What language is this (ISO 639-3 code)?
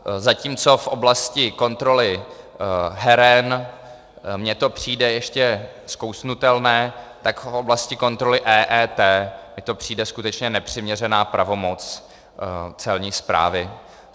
ces